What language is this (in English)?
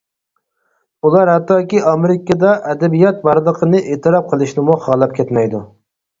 Uyghur